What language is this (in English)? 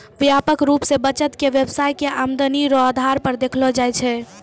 Maithili